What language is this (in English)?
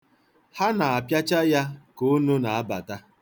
Igbo